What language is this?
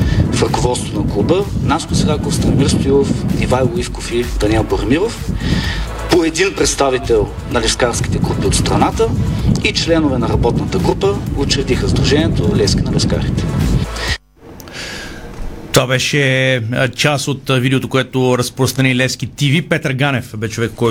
Bulgarian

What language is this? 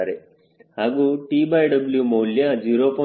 Kannada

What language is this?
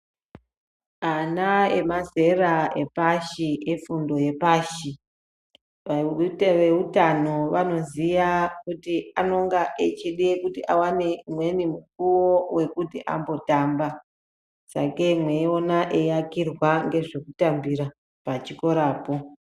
Ndau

